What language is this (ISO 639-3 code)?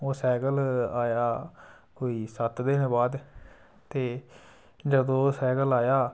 doi